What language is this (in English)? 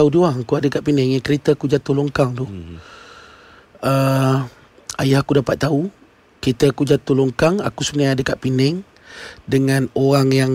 Malay